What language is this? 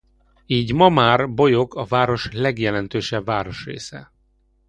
Hungarian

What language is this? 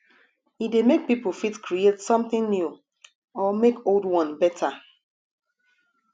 Nigerian Pidgin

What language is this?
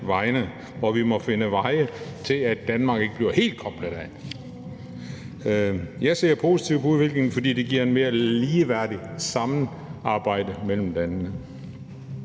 Danish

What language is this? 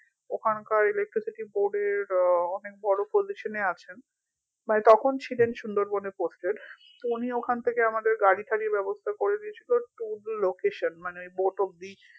Bangla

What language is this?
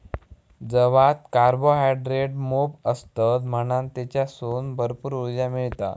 Marathi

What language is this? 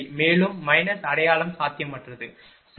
Tamil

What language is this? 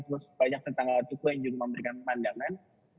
Indonesian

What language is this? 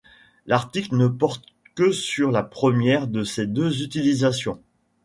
French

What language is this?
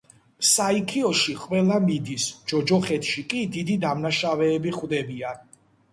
Georgian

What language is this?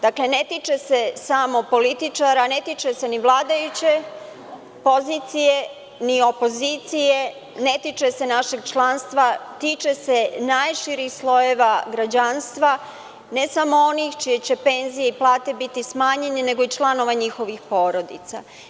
Serbian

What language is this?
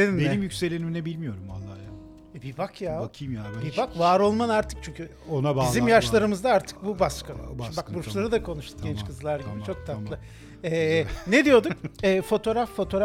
Turkish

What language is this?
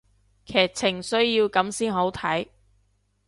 Cantonese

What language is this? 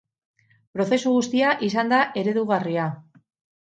Basque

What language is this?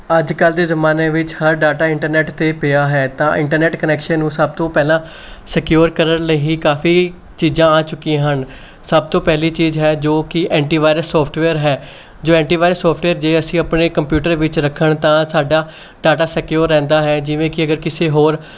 Punjabi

